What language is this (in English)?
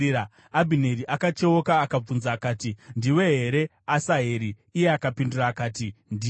Shona